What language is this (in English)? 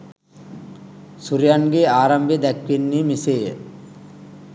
Sinhala